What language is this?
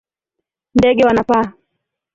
Swahili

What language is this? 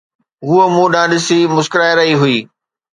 Sindhi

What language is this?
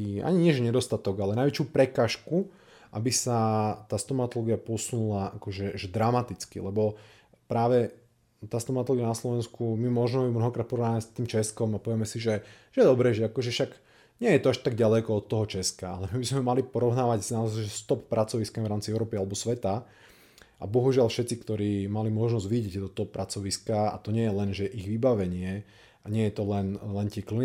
Slovak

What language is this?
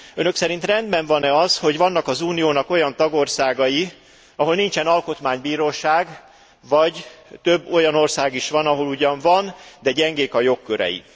Hungarian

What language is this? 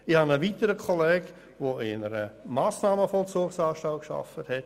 Swiss German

